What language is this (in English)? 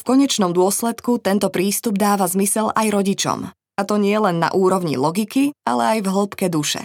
Slovak